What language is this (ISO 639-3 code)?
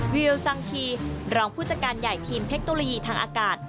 tha